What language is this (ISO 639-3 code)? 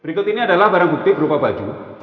ind